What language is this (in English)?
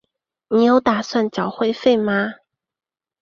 Chinese